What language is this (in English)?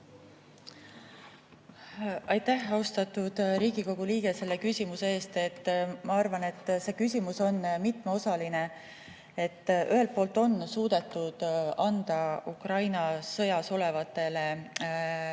Estonian